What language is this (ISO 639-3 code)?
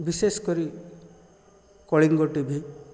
ori